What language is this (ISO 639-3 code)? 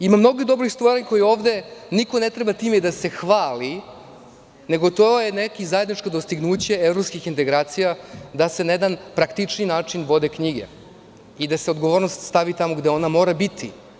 srp